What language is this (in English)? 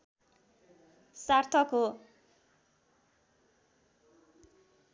Nepali